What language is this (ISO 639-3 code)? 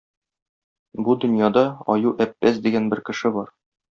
tat